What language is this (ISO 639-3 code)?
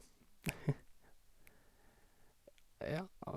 nor